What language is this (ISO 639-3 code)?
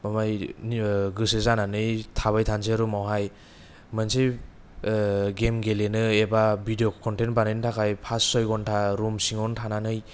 brx